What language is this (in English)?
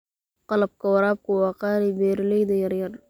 Somali